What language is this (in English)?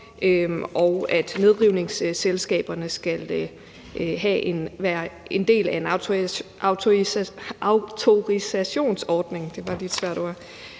Danish